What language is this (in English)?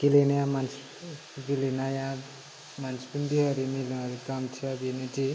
Bodo